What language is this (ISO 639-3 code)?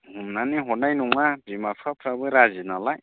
brx